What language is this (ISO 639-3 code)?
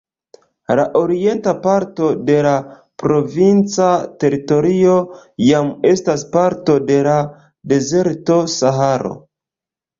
epo